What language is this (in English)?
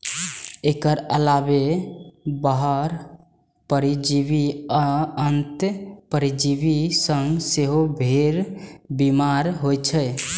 Maithili